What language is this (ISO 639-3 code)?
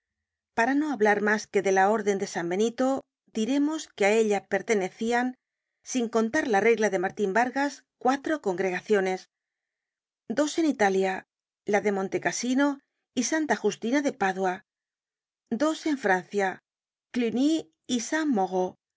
spa